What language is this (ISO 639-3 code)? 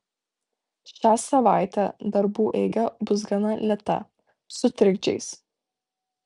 lit